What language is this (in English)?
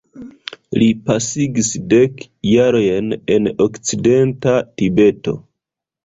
Esperanto